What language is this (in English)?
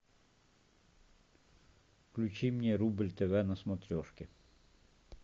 Russian